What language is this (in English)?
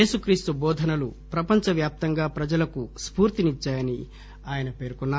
Telugu